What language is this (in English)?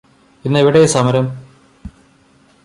Malayalam